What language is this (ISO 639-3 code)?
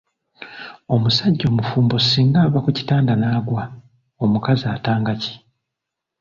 lug